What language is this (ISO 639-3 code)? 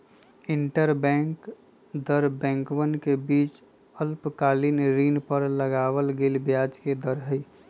mag